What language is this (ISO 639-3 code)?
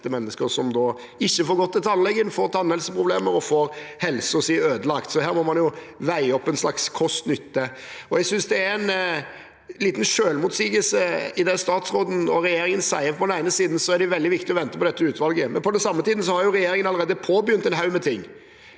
nor